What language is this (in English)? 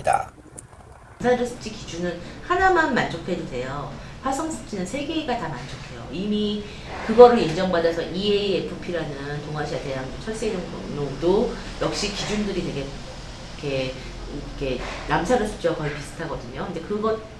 Korean